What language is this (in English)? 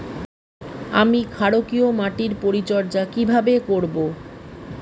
Bangla